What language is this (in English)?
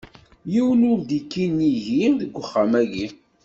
Kabyle